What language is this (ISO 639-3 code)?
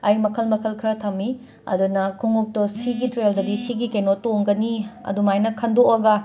mni